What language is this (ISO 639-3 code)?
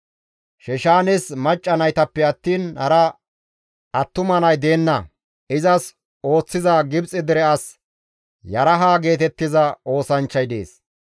gmv